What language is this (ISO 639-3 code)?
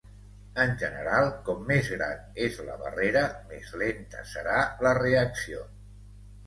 cat